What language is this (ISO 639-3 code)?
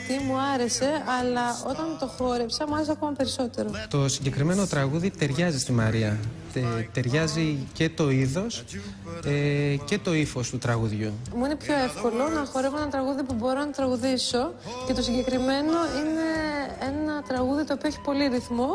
ell